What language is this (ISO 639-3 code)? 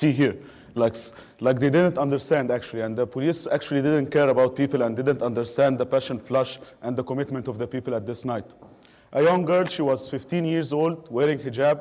ara